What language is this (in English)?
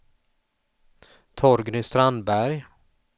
Swedish